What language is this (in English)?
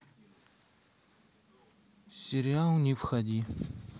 Russian